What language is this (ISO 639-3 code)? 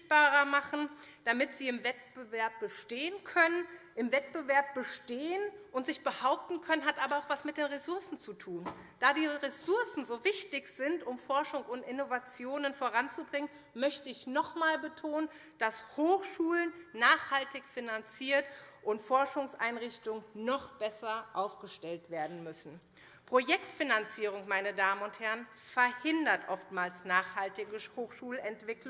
deu